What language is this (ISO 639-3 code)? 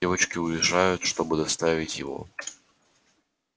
rus